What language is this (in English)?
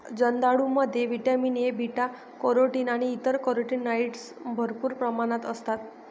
Marathi